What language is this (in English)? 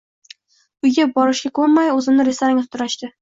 Uzbek